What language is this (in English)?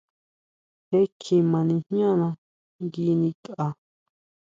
Huautla Mazatec